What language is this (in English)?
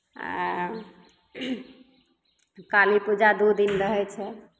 Maithili